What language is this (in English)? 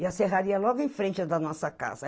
Portuguese